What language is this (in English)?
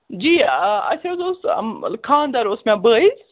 Kashmiri